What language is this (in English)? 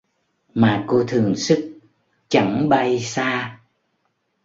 Vietnamese